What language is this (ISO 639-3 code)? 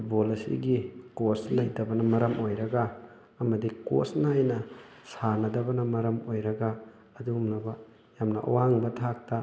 mni